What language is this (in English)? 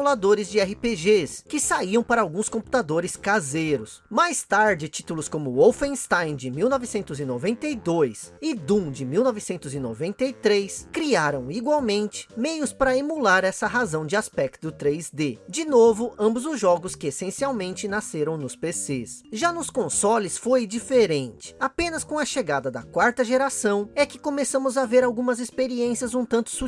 Portuguese